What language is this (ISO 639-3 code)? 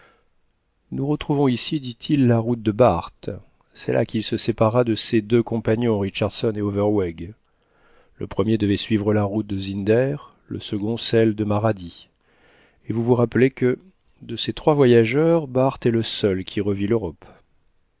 fra